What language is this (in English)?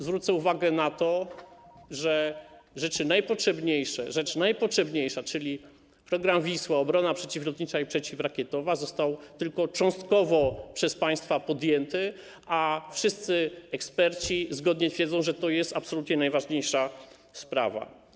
Polish